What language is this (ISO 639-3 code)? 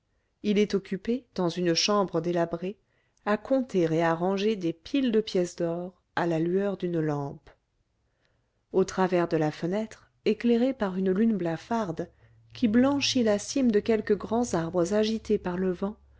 fra